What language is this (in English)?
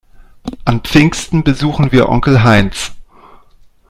German